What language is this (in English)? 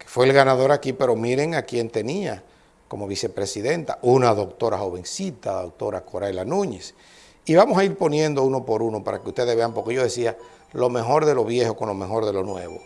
Spanish